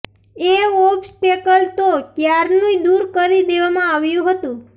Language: Gujarati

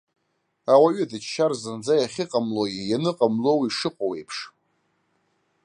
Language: Abkhazian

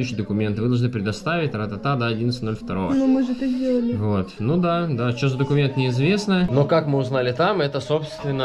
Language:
Russian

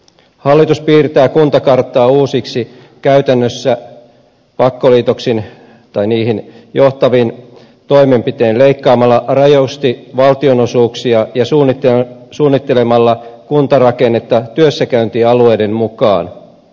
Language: Finnish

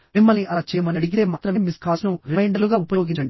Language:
Telugu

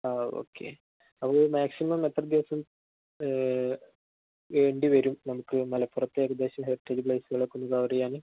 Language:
Malayalam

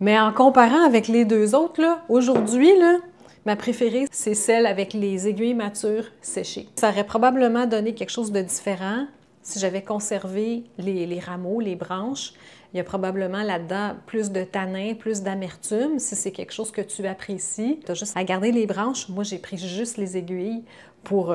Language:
French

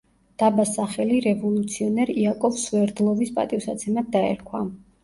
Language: Georgian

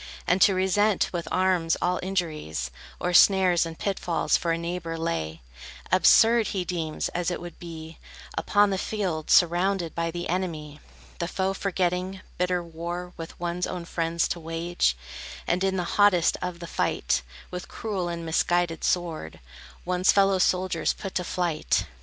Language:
English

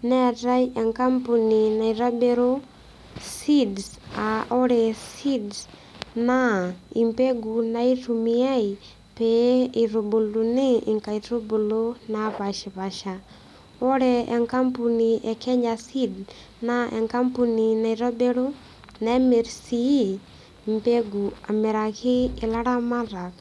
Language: Masai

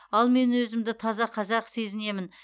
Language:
Kazakh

